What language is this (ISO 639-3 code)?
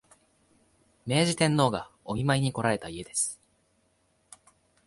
jpn